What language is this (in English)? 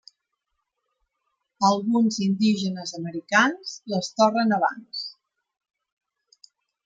Catalan